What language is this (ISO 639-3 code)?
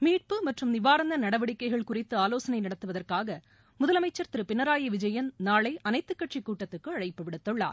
tam